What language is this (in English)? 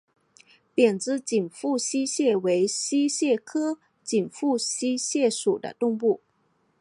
Chinese